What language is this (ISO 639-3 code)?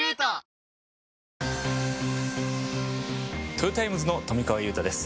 jpn